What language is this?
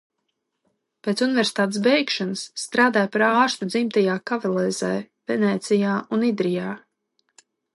Latvian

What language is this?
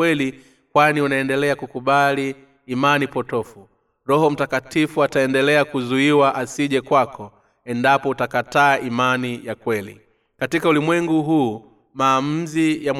Swahili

